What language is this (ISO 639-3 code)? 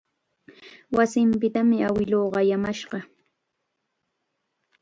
qxa